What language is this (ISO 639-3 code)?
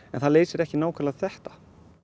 isl